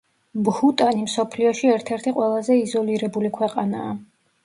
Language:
Georgian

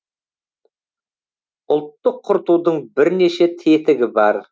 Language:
Kazakh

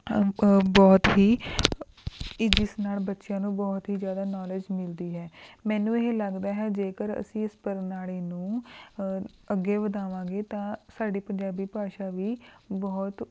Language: Punjabi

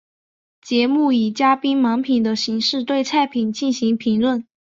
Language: Chinese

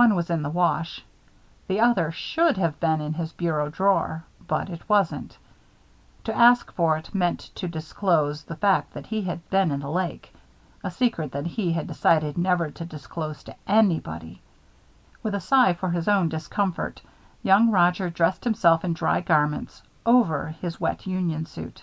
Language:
English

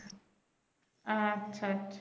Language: Bangla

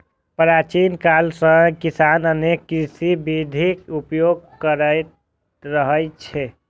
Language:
Maithili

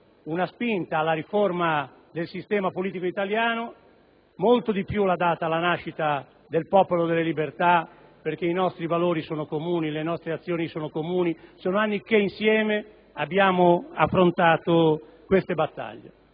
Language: Italian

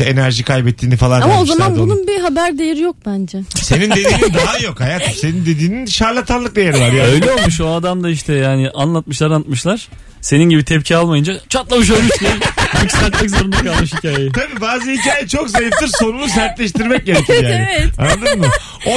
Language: Turkish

